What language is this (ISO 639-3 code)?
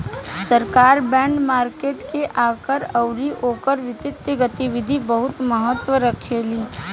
bho